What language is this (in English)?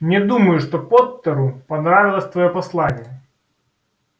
Russian